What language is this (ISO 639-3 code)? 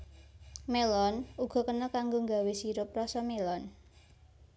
jav